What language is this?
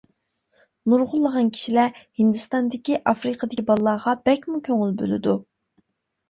Uyghur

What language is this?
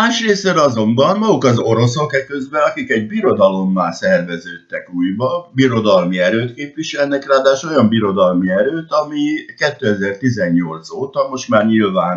Hungarian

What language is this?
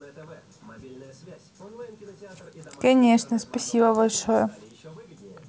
Russian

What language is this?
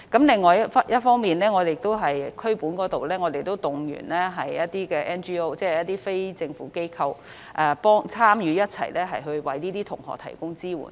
Cantonese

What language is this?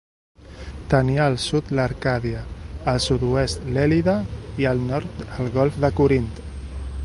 Catalan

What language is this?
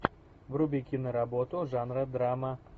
Russian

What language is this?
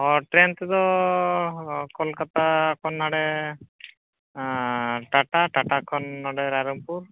Santali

